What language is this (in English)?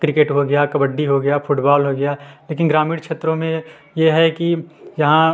Hindi